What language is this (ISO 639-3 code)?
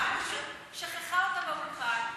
heb